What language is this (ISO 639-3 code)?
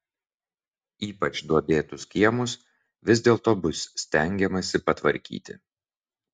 lit